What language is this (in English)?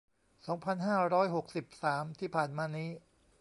Thai